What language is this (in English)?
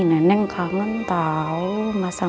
Indonesian